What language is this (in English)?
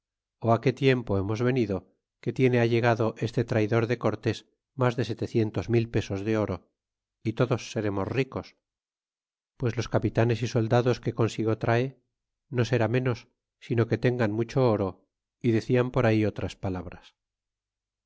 Spanish